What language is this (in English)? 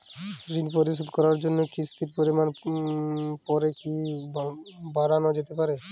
Bangla